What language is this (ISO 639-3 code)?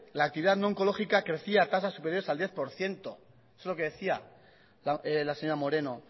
spa